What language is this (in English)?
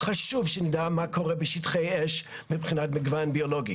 Hebrew